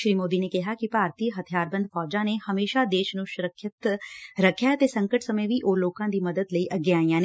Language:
Punjabi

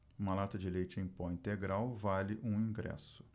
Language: Portuguese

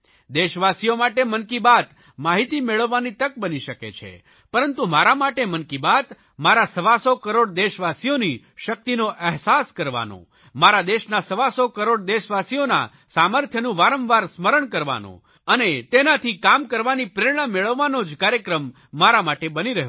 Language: Gujarati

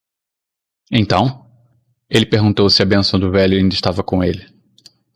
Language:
Portuguese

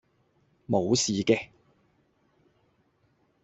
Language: Cantonese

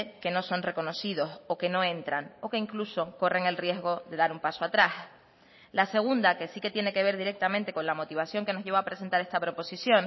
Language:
Spanish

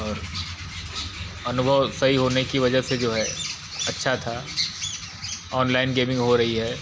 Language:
Hindi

